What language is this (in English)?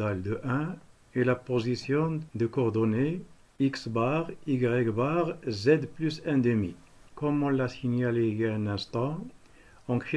French